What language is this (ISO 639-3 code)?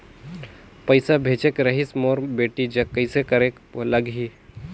hne